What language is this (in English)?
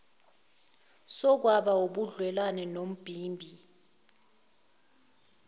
Zulu